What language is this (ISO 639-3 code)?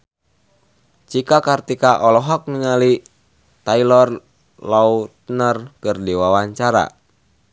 sun